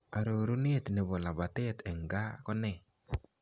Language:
Kalenjin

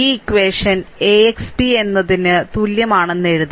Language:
Malayalam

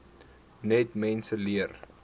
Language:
Afrikaans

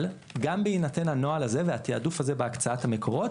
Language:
Hebrew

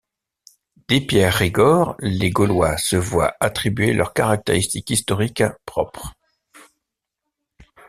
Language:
French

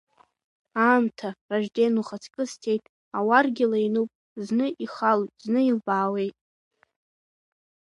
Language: Abkhazian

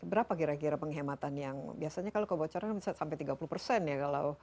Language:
Indonesian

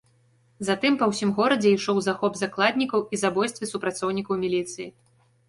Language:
Belarusian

